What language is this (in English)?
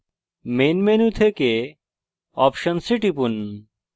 Bangla